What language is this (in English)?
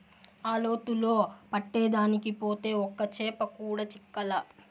Telugu